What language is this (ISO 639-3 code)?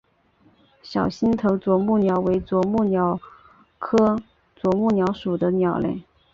zho